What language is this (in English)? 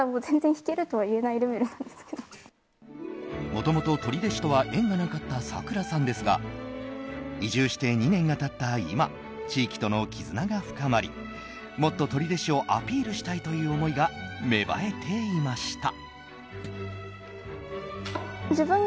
Japanese